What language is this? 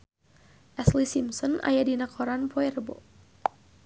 Sundanese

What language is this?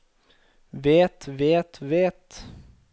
Norwegian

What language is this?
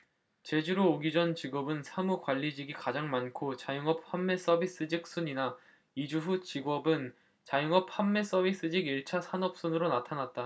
Korean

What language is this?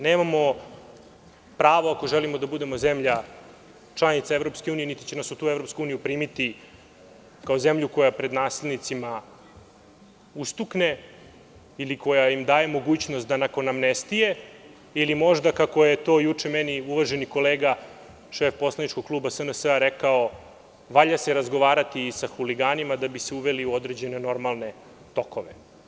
Serbian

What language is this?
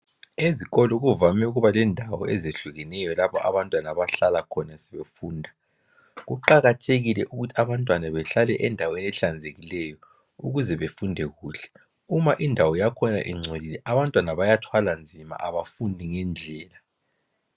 North Ndebele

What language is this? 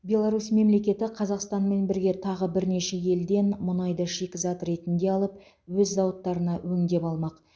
Kazakh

